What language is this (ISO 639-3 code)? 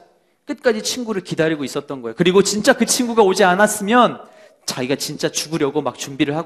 kor